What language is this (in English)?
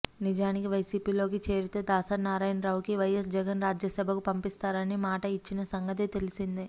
Telugu